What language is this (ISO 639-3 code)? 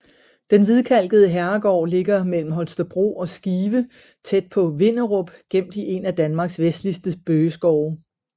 dan